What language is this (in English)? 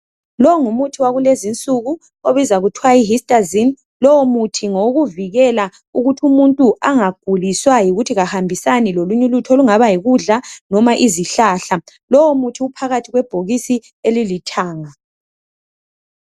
North Ndebele